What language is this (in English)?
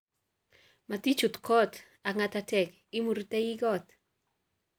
Kalenjin